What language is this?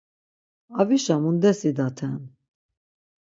Laz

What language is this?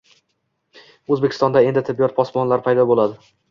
Uzbek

